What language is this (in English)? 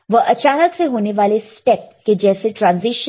Hindi